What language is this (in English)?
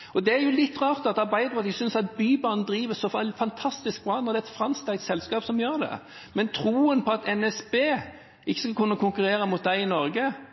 Norwegian Bokmål